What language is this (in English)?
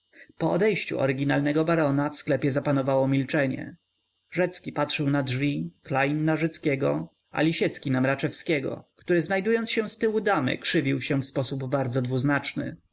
Polish